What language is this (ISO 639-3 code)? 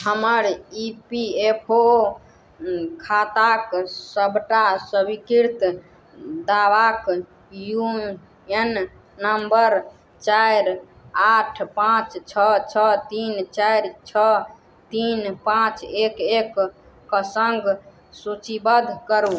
mai